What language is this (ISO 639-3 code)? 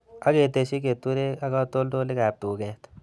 kln